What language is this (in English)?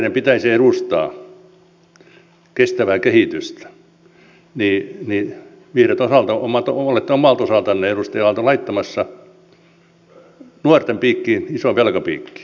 Finnish